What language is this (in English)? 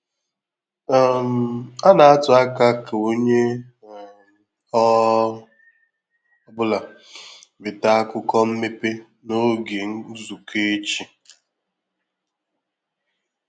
Igbo